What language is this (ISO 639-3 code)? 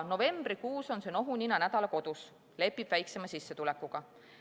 est